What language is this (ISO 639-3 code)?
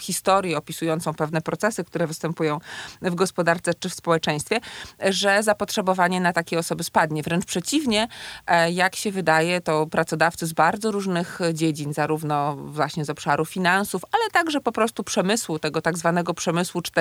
pol